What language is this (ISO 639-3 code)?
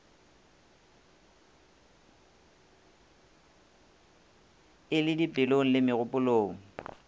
nso